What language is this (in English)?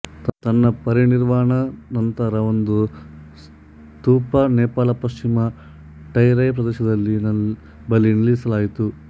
Kannada